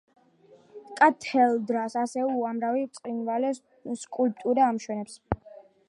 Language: Georgian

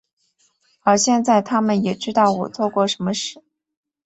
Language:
Chinese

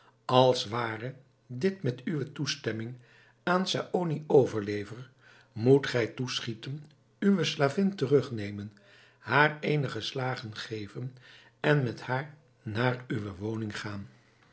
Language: Dutch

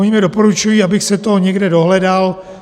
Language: Czech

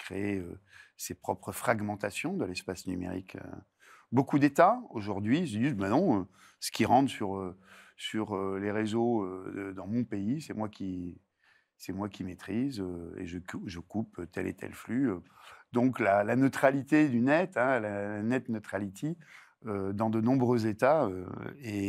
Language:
French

